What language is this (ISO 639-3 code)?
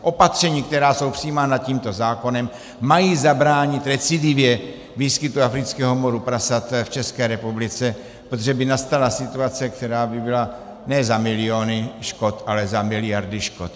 ces